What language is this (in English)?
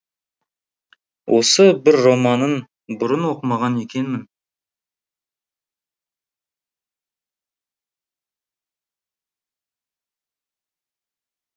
Kazakh